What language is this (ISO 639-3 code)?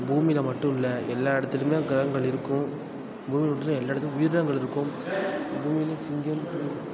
tam